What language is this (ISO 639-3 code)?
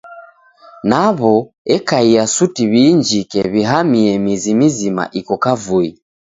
dav